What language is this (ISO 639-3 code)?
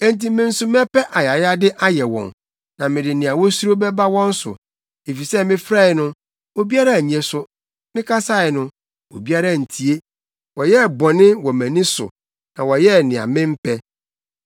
aka